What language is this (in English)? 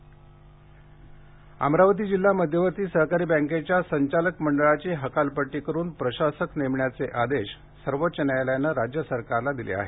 Marathi